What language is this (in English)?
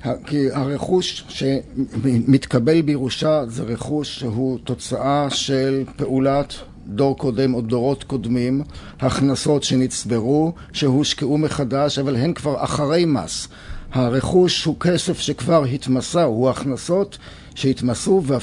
Hebrew